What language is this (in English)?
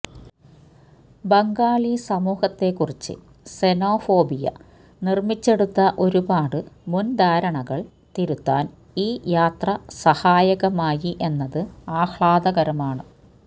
Malayalam